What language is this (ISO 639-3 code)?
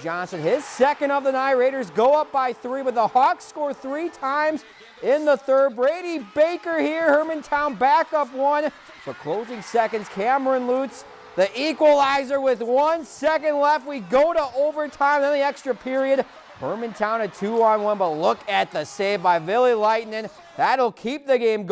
eng